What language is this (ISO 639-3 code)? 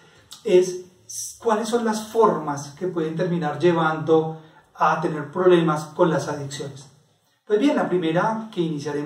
spa